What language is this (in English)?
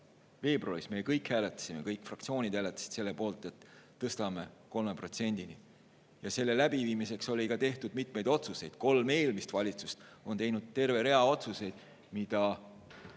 Estonian